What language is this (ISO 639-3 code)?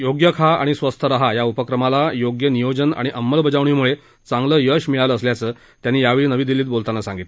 mar